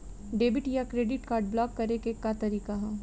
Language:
Bhojpuri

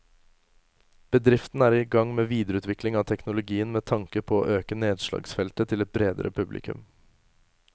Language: Norwegian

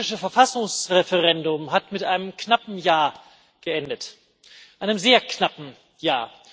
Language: German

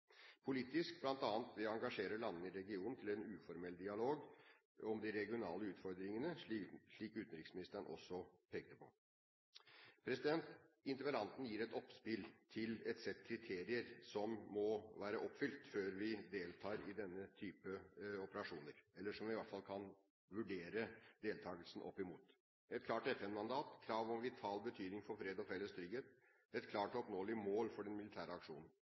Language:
Norwegian Bokmål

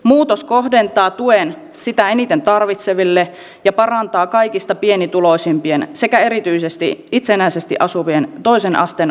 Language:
Finnish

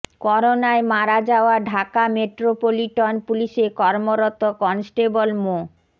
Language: Bangla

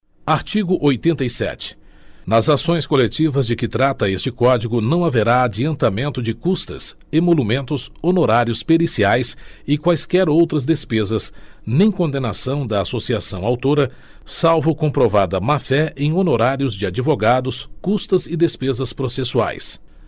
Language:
Portuguese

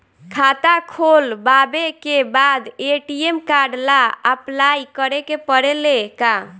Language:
Bhojpuri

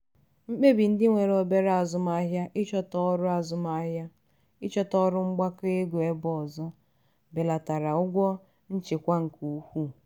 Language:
Igbo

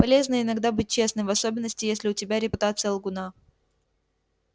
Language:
Russian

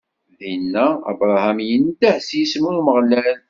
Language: Kabyle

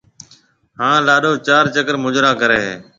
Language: Marwari (Pakistan)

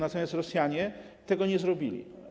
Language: Polish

